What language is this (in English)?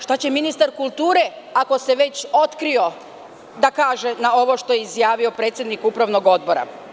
Serbian